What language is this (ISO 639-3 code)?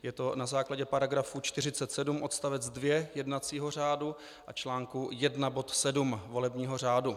ces